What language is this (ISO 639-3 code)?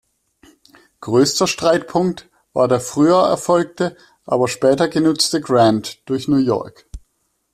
deu